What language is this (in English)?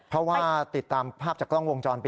Thai